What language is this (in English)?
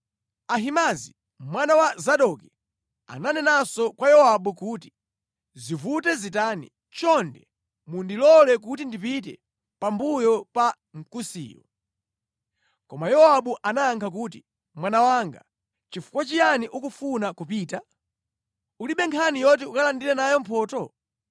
Nyanja